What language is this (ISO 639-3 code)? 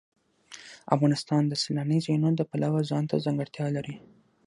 pus